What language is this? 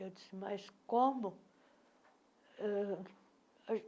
Portuguese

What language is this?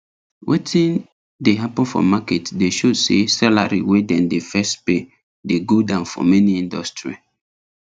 Nigerian Pidgin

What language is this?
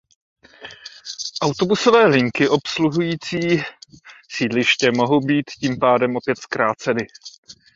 Czech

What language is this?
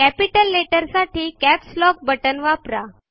Marathi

